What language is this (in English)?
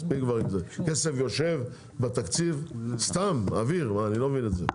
Hebrew